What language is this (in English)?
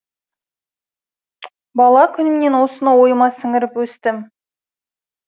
Kazakh